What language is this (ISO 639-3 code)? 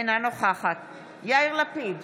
heb